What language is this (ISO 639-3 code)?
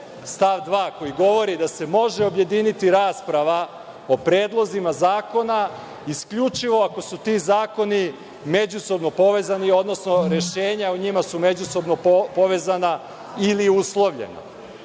srp